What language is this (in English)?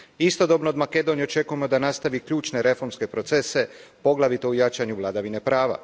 Croatian